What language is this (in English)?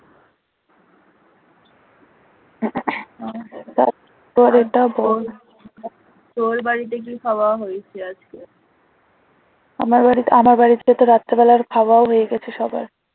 Bangla